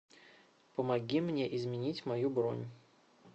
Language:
Russian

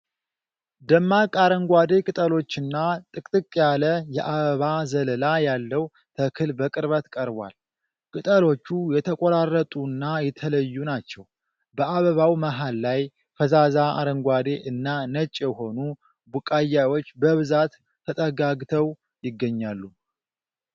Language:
Amharic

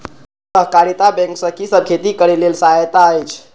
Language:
Maithili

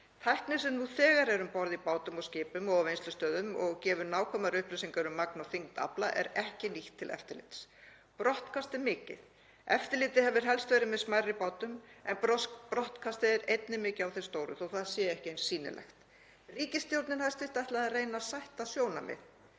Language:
Icelandic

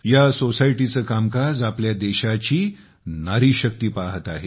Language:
Marathi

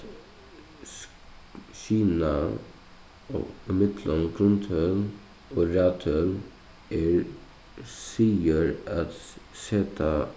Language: Faroese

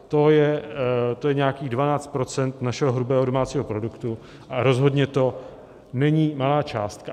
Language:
Czech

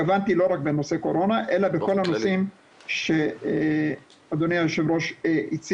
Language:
Hebrew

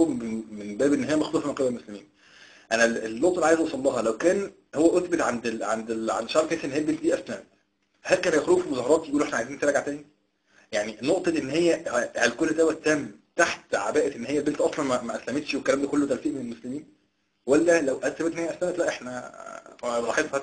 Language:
Arabic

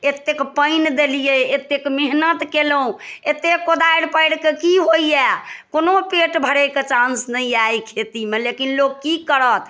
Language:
Maithili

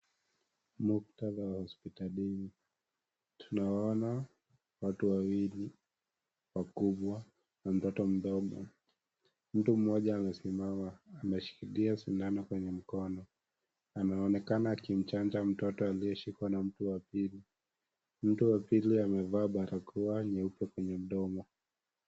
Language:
Swahili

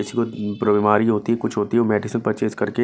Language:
Hindi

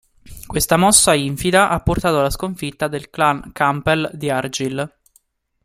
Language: Italian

